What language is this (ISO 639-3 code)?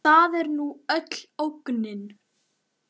isl